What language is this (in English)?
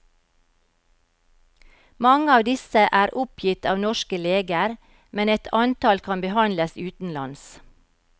Norwegian